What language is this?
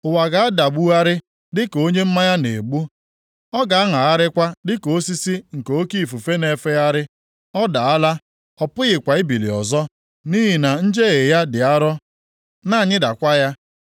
Igbo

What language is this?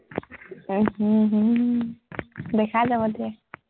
Assamese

